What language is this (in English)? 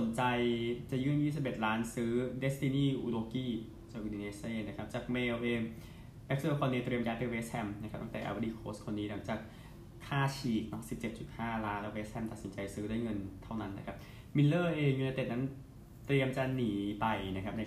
Thai